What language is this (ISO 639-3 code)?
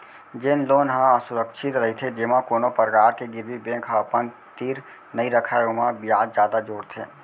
hne